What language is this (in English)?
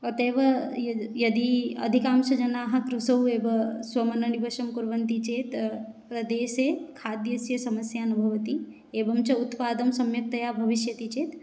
Sanskrit